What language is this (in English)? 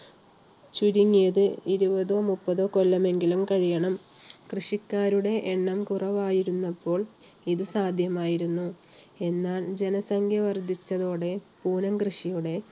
Malayalam